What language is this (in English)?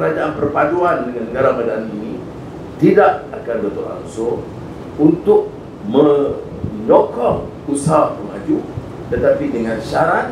Malay